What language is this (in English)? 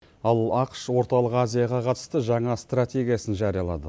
Kazakh